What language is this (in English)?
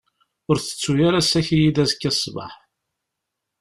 Kabyle